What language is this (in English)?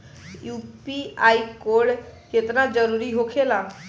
Bhojpuri